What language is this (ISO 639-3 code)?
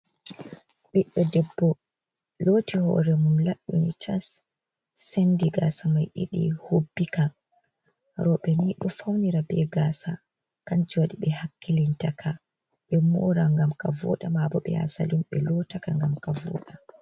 ful